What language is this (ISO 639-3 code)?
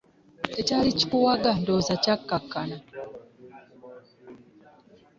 lug